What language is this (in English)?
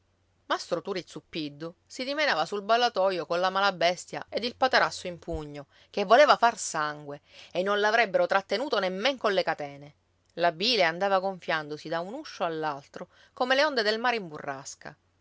Italian